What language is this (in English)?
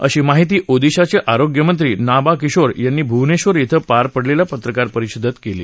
Marathi